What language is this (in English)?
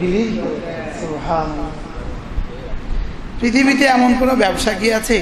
Arabic